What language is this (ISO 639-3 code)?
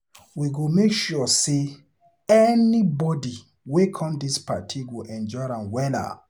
pcm